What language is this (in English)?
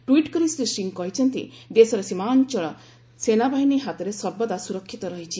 Odia